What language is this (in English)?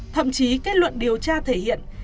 Vietnamese